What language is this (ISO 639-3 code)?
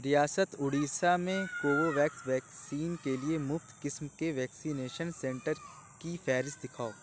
urd